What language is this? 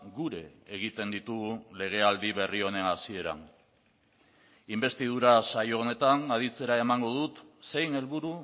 Basque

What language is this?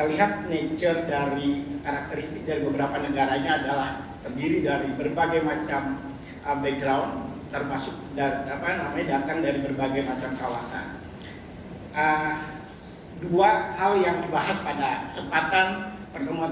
Indonesian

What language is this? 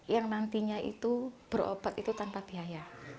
Indonesian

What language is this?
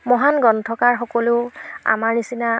Assamese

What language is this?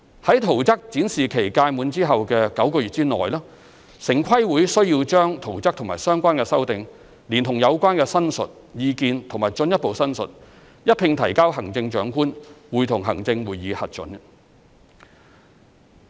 Cantonese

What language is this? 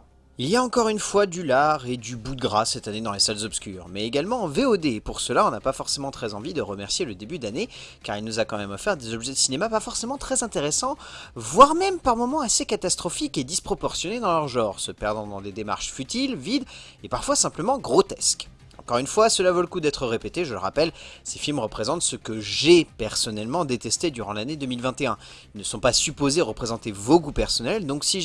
French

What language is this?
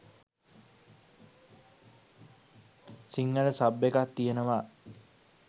Sinhala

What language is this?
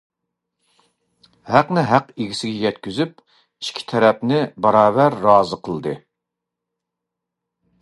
Uyghur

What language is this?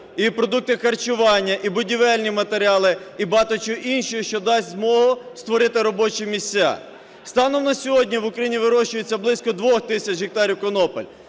Ukrainian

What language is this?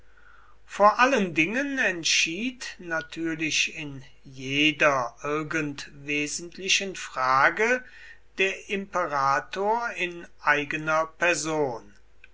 German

